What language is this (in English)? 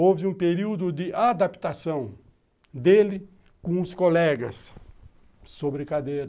Portuguese